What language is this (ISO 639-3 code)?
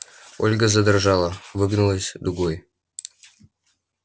rus